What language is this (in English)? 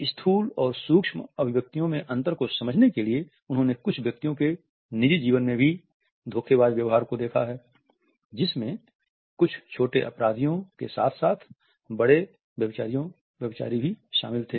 Hindi